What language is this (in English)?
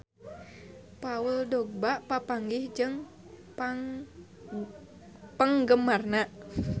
Sundanese